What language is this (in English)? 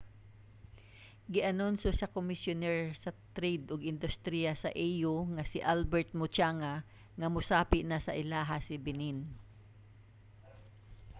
Cebuano